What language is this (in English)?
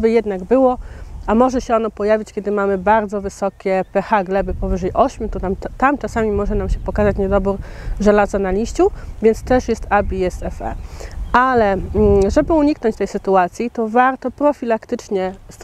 Polish